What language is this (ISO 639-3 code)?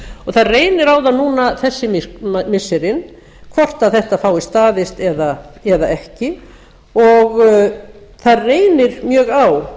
isl